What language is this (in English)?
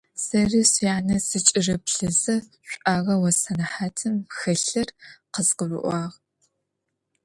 Adyghe